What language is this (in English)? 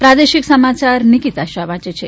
Gujarati